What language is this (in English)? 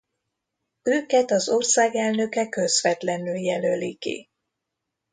Hungarian